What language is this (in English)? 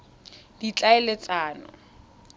Tswana